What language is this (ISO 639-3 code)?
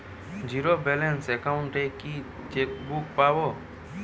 ben